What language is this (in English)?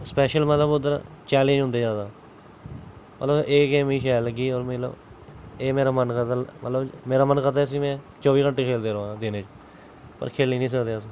Dogri